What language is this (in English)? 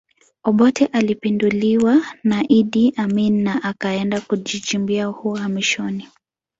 Swahili